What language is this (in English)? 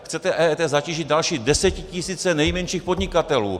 Czech